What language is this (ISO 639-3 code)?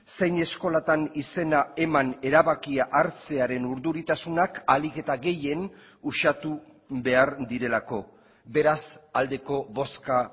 eus